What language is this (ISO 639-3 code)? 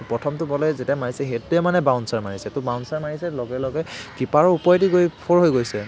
asm